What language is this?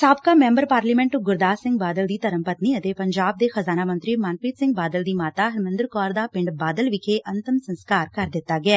Punjabi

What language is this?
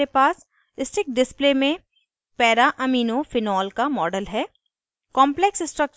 Hindi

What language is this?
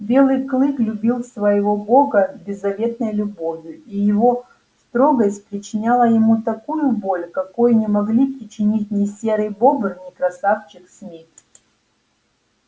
Russian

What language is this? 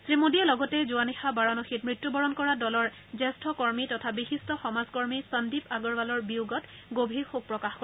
Assamese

